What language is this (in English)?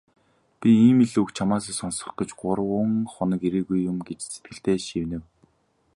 Mongolian